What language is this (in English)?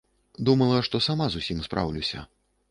Belarusian